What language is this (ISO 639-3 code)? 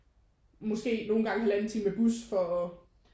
dan